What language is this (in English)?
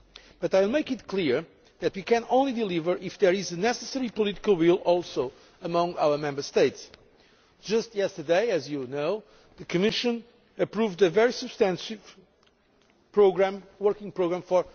English